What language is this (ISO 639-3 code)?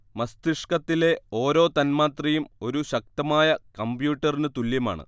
mal